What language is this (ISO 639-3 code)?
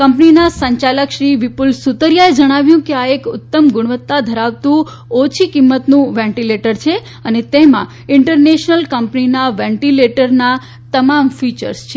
guj